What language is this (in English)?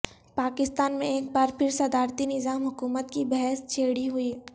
Urdu